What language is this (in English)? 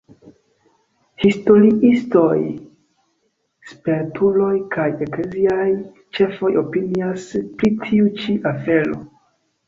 Esperanto